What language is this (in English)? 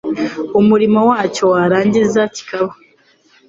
Kinyarwanda